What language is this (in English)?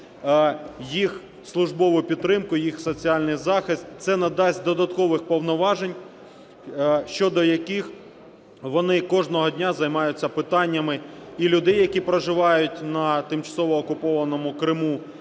Ukrainian